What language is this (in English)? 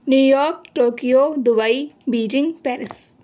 Urdu